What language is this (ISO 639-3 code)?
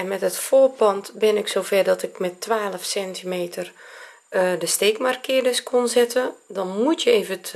nld